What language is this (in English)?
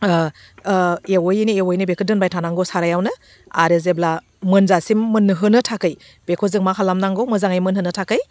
Bodo